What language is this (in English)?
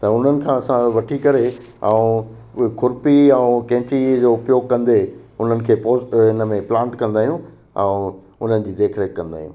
Sindhi